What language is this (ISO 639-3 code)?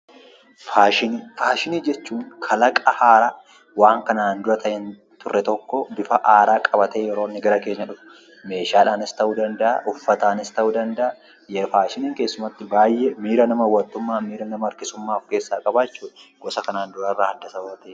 orm